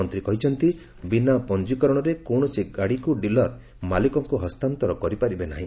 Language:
Odia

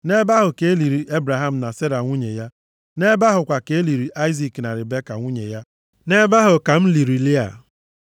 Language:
Igbo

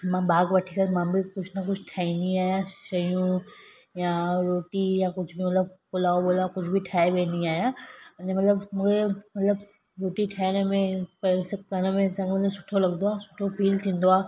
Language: Sindhi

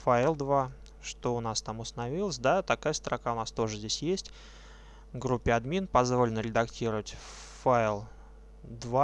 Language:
Russian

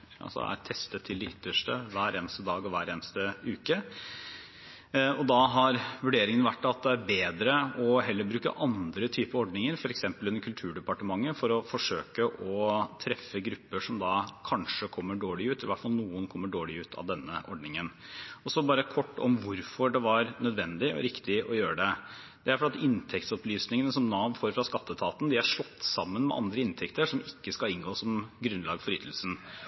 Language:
Norwegian Bokmål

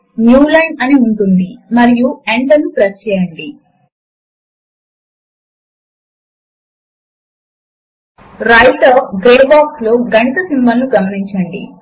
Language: Telugu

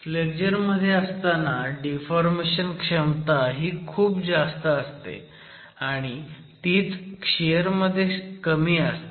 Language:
Marathi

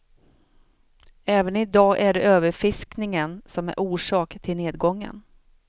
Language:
Swedish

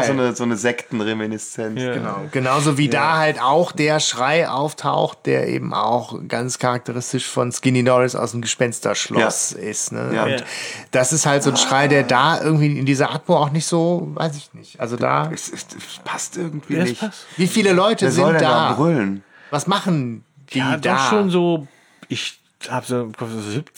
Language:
German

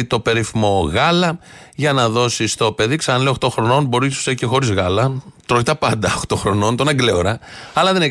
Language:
Greek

